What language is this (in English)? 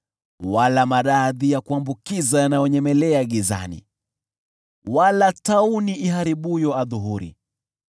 Swahili